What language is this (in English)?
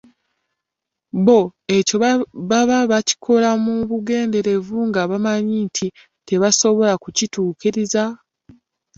Ganda